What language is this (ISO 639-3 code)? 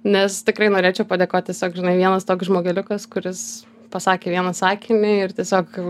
lit